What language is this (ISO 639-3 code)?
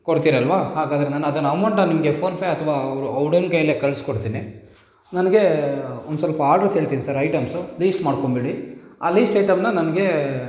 kan